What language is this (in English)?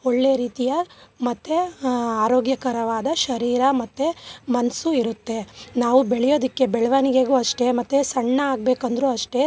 Kannada